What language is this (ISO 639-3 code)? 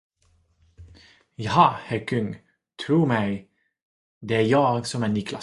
swe